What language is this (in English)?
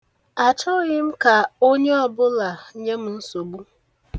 Igbo